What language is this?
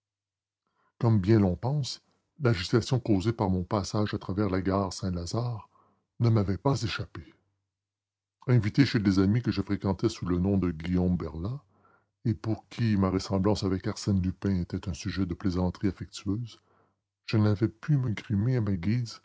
French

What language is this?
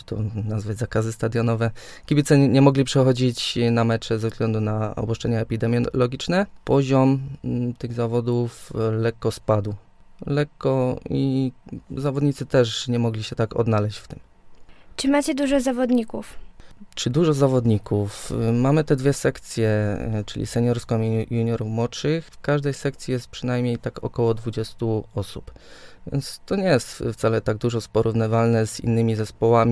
Polish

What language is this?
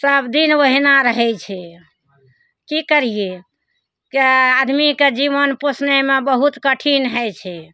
Maithili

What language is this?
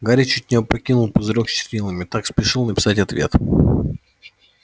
Russian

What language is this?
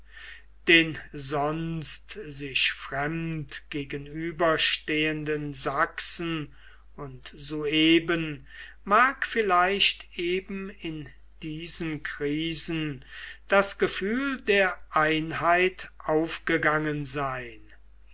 German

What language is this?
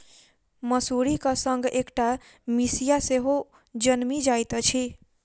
Maithili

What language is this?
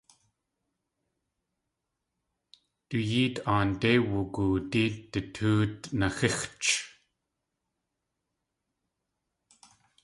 Tlingit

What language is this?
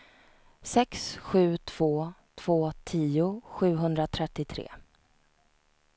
Swedish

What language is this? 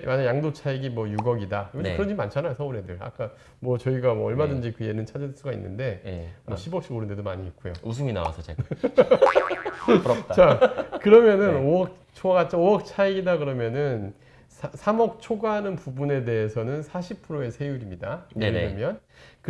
Korean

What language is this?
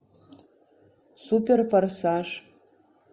Russian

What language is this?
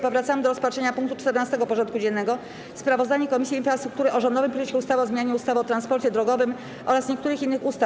Polish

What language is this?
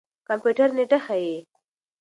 Pashto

